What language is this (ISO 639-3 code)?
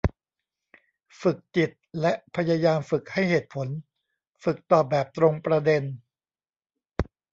tha